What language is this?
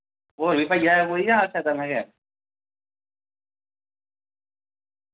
Dogri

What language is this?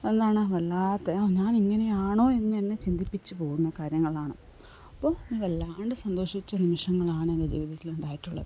Malayalam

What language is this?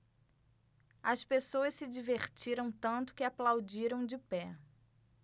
Portuguese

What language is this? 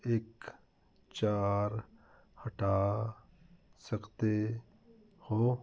Punjabi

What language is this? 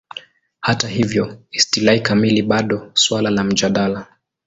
Swahili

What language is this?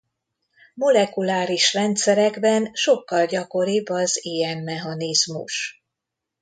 Hungarian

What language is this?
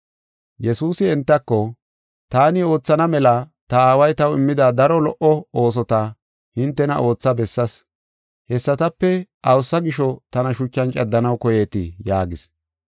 Gofa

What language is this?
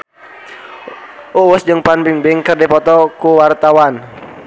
Sundanese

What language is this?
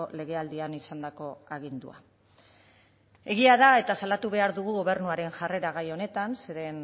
Basque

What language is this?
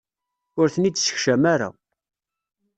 Kabyle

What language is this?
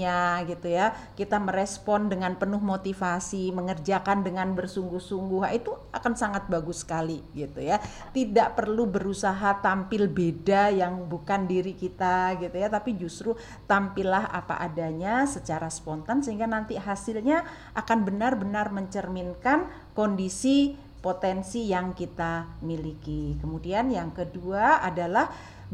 Indonesian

